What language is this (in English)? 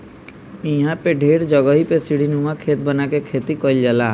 Bhojpuri